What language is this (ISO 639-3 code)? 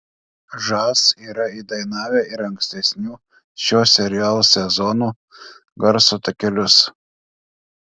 lit